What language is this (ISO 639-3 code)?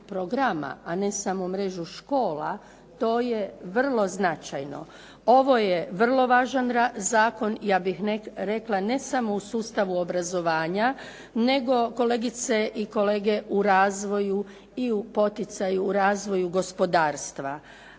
hrv